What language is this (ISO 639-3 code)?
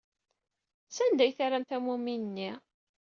kab